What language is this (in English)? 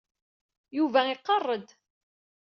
Kabyle